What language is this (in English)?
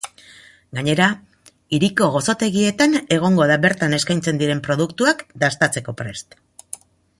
Basque